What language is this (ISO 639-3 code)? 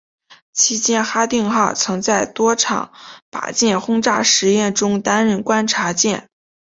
zho